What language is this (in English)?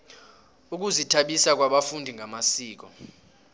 South Ndebele